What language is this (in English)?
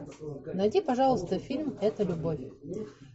Russian